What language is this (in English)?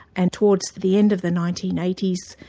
English